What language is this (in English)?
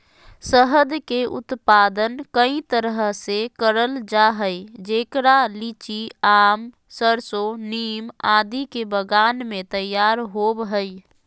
Magahi